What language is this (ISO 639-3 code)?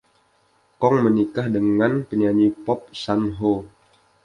ind